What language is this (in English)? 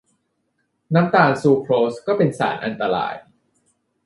Thai